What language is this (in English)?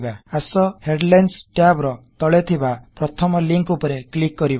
Odia